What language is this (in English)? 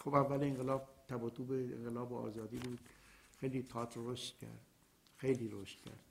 Persian